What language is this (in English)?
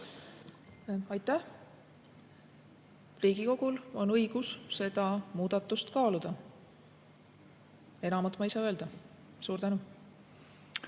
Estonian